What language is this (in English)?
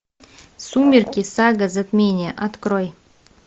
Russian